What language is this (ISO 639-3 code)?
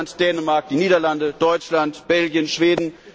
deu